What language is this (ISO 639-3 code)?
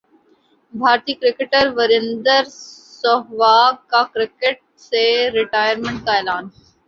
urd